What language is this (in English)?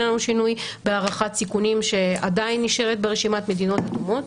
Hebrew